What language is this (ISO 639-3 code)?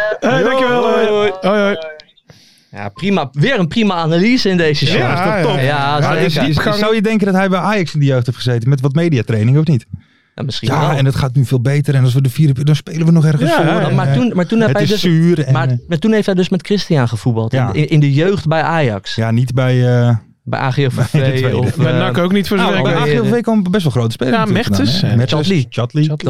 nld